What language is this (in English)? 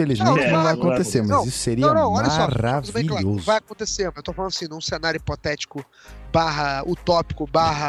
Portuguese